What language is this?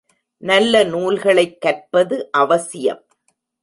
Tamil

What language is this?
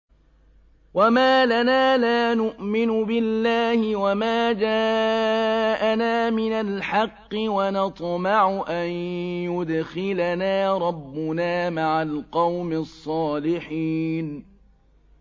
Arabic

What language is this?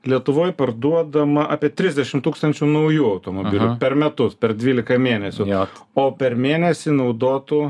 Lithuanian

